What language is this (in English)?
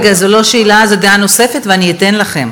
Hebrew